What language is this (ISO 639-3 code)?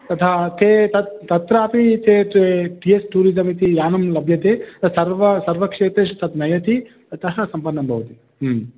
san